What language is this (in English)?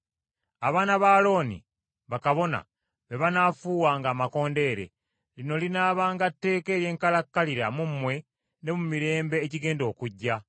Ganda